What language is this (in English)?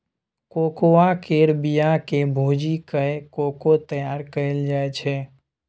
Maithili